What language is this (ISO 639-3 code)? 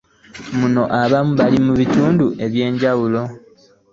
lug